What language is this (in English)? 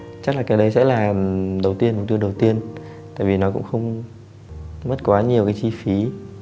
Vietnamese